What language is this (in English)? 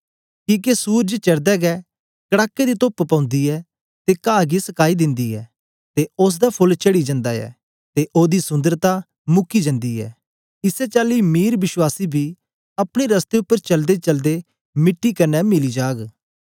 Dogri